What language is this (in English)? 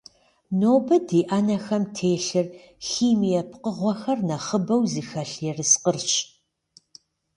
Kabardian